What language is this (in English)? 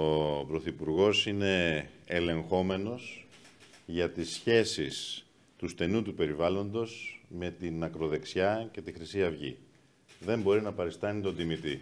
Greek